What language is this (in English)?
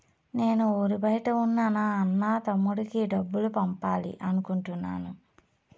Telugu